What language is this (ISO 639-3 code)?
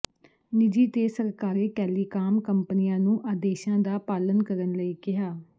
pan